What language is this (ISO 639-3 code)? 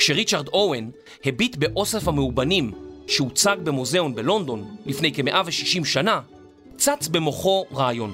heb